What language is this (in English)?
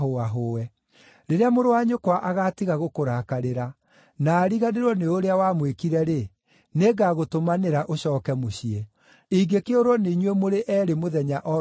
Kikuyu